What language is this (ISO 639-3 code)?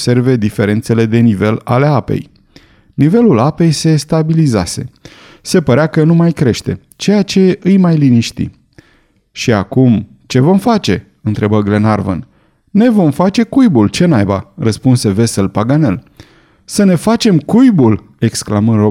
ron